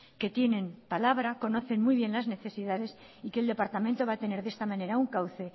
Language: Spanish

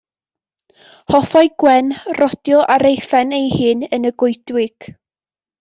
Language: Welsh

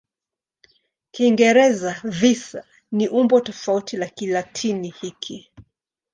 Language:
Swahili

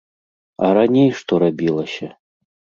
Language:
Belarusian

